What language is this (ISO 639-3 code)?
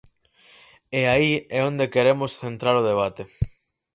glg